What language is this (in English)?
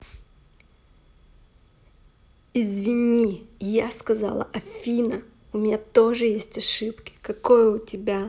Russian